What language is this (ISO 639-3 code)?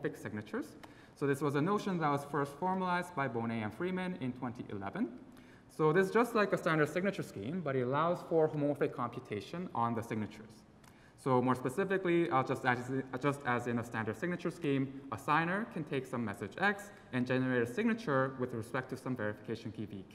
eng